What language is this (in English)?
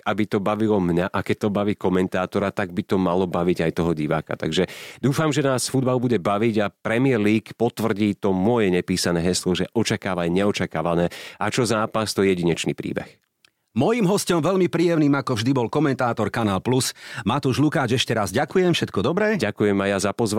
Slovak